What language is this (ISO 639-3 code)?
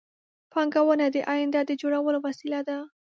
pus